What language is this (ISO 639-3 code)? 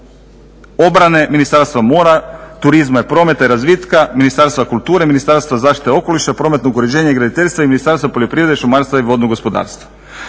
hrv